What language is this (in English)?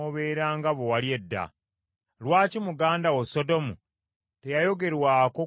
Ganda